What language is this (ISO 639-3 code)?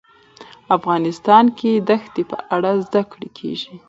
pus